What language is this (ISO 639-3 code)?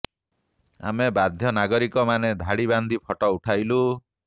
ori